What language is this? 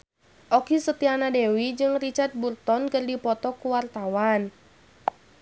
Sundanese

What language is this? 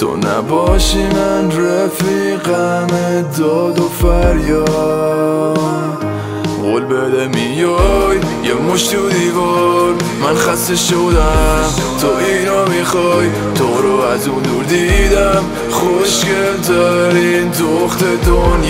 Persian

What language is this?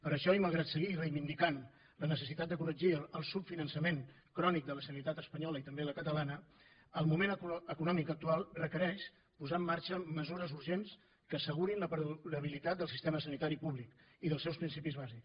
Catalan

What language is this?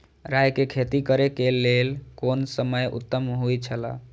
Maithili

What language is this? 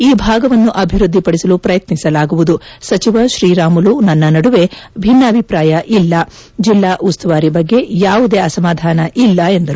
Kannada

